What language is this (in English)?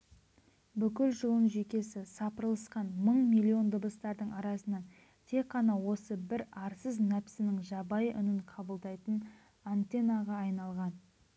Kazakh